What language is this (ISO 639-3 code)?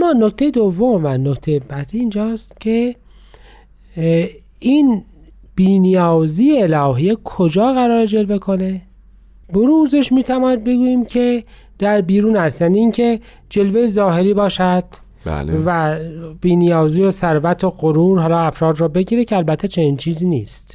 fas